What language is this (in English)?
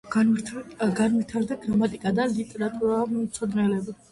Georgian